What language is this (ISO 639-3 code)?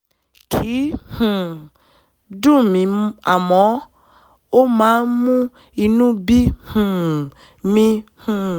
yor